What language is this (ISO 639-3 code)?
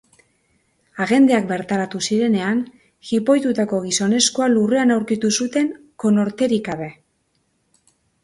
eus